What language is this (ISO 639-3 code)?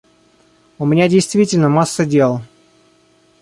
rus